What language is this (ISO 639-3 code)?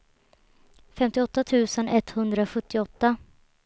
swe